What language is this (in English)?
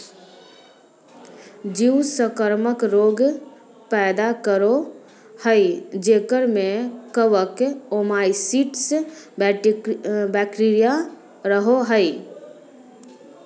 Magahi